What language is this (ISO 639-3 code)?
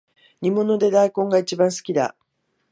jpn